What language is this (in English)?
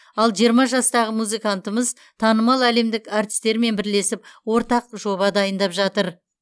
Kazakh